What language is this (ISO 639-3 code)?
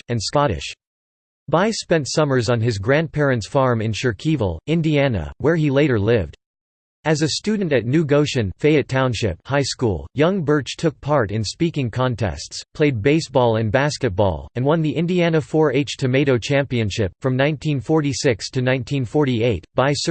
eng